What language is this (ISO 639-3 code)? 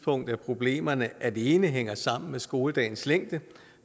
dan